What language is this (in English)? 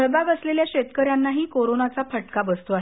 Marathi